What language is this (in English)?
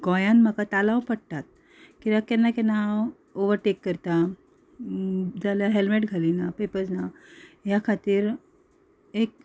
Konkani